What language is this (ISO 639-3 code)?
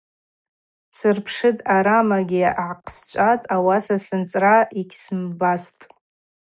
abq